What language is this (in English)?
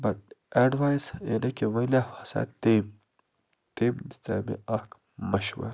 Kashmiri